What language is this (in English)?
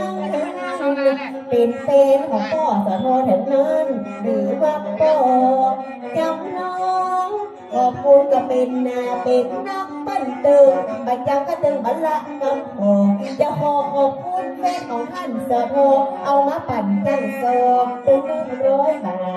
Thai